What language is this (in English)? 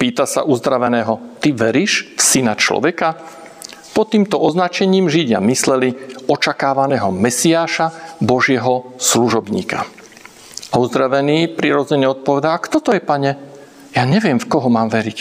Slovak